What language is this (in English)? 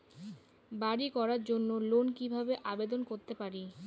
Bangla